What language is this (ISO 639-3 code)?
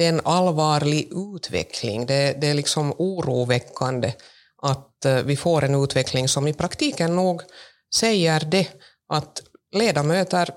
swe